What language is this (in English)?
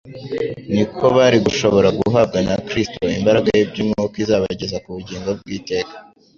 Kinyarwanda